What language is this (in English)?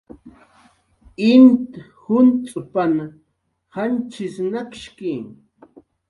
Jaqaru